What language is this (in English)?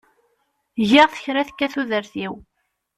Kabyle